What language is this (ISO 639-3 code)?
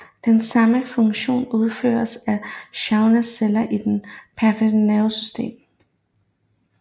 dan